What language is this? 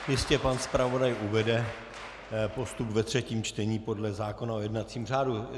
Czech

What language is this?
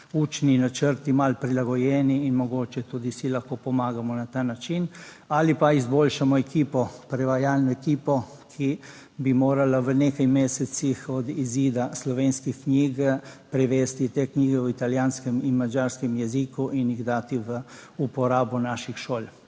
Slovenian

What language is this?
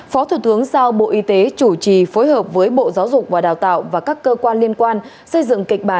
Vietnamese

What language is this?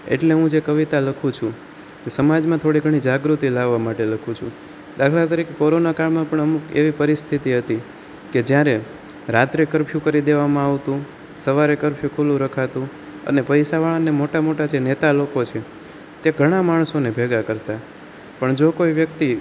Gujarati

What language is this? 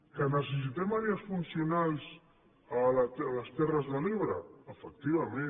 Catalan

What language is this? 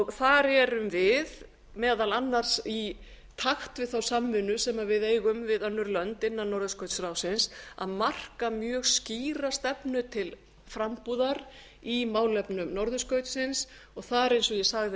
Icelandic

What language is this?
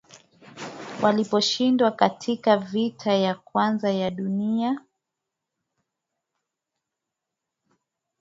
Swahili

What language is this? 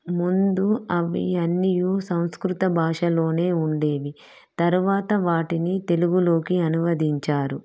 Telugu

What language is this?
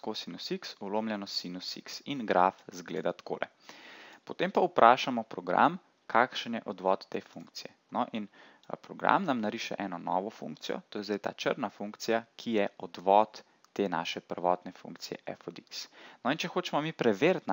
Portuguese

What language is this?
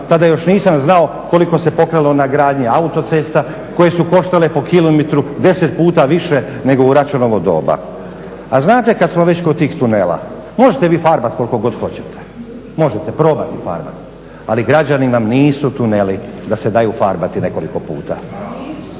Croatian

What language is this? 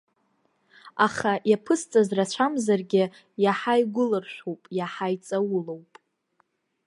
Abkhazian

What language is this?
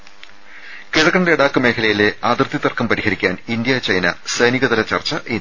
Malayalam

